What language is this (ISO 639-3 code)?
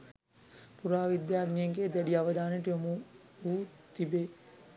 sin